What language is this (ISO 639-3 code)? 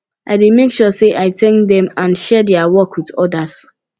pcm